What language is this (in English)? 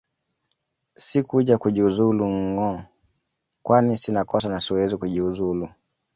Swahili